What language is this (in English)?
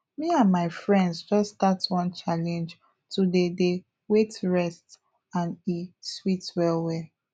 Nigerian Pidgin